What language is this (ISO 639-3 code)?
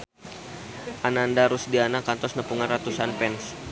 sun